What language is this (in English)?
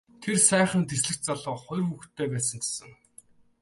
Mongolian